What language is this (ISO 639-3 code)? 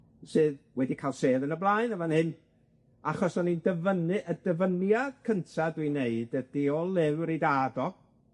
cym